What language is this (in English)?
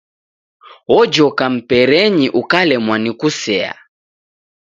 Taita